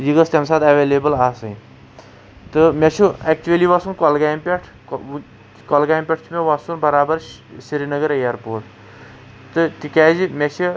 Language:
Kashmiri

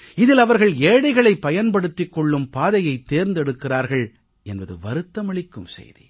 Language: Tamil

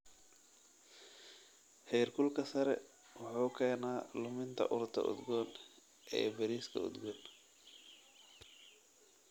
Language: Somali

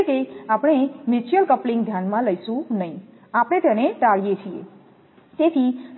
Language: Gujarati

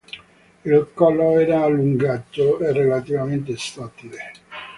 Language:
Italian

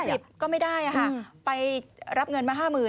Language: Thai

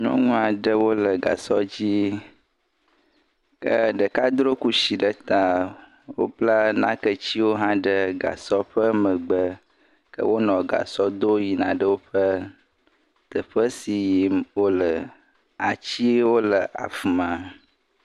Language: Ewe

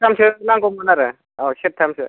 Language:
Bodo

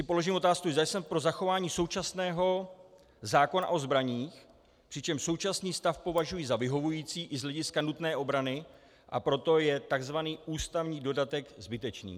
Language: Czech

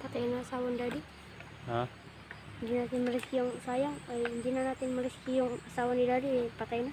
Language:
Filipino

